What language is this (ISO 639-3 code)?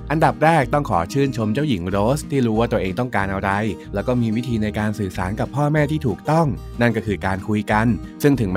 tha